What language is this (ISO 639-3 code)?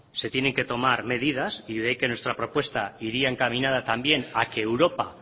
spa